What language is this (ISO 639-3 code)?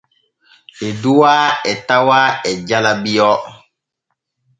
fue